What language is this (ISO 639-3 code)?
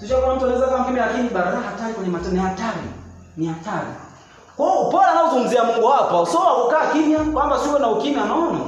swa